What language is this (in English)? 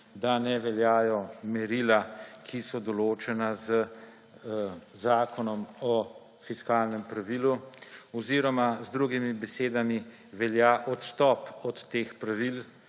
Slovenian